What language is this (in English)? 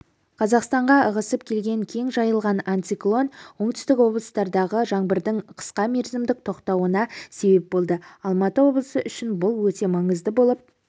Kazakh